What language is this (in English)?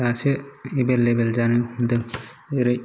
Bodo